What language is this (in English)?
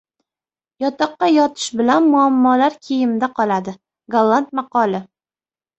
Uzbek